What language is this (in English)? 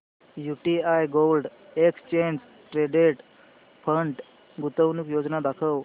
Marathi